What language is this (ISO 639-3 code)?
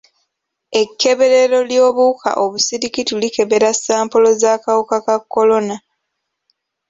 lug